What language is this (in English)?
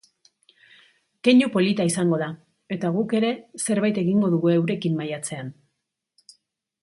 Basque